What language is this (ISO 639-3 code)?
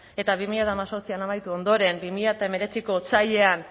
eus